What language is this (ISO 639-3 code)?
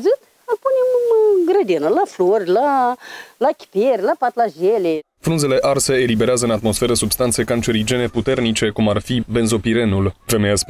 ron